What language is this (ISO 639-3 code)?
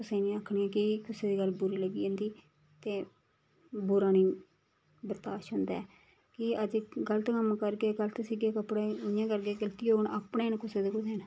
doi